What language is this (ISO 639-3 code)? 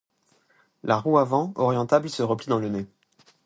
fra